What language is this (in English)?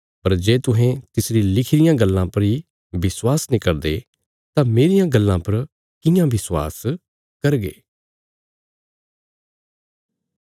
Bilaspuri